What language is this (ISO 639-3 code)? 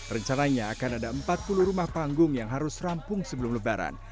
ind